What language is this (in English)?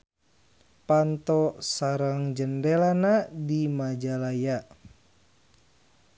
Sundanese